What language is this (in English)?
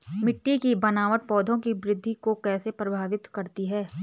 Hindi